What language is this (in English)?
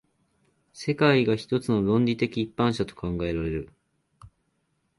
Japanese